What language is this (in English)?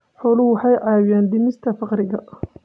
Somali